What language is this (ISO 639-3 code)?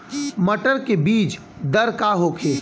bho